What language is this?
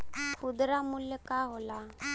Bhojpuri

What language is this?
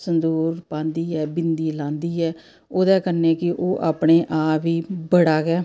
Dogri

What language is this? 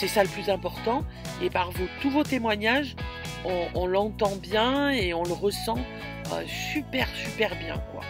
French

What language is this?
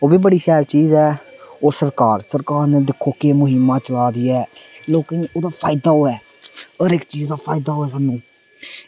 Dogri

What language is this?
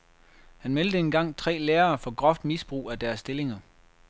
Danish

